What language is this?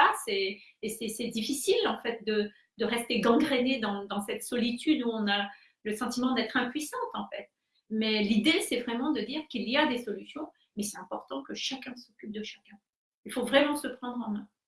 French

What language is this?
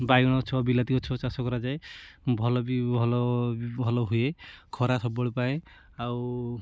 Odia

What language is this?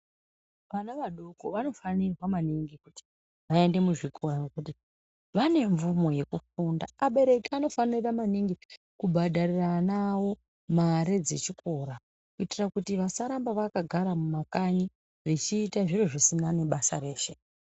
Ndau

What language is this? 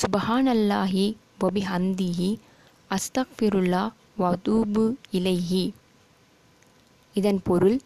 Tamil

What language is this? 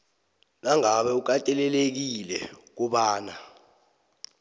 South Ndebele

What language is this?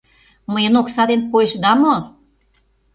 Mari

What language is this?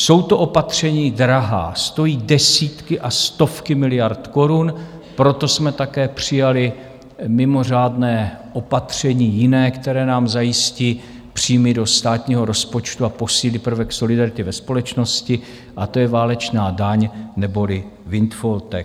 Czech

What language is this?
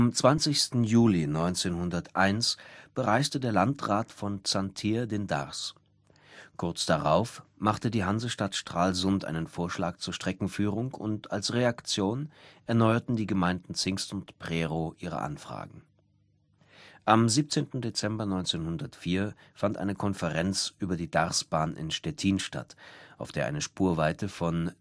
German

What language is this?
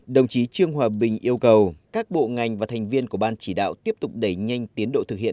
Vietnamese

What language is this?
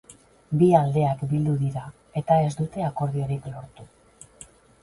Basque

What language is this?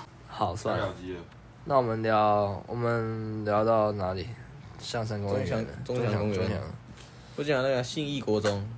Chinese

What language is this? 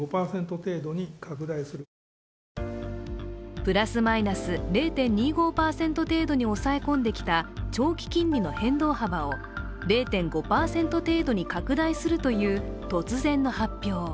Japanese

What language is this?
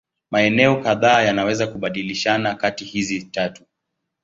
Swahili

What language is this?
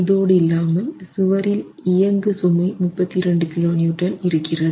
Tamil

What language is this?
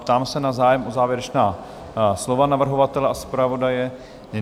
Czech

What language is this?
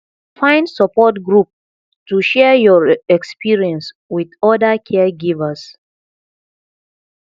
Nigerian Pidgin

